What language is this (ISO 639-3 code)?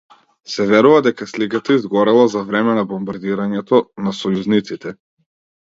mkd